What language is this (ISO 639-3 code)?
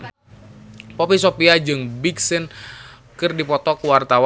sun